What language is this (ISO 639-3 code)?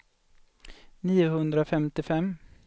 swe